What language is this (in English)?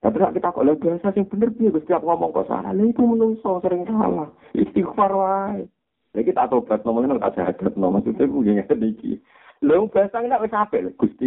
Indonesian